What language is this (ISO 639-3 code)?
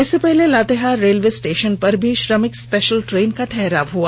hin